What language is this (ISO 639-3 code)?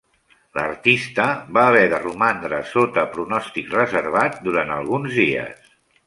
cat